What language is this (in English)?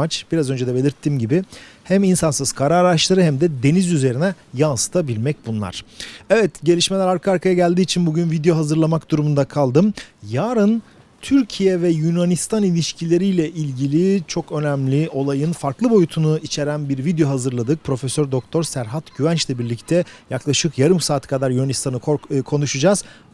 Turkish